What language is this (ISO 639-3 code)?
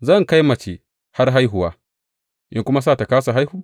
hau